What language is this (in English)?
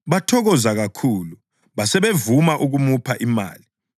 North Ndebele